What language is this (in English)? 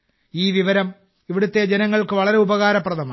Malayalam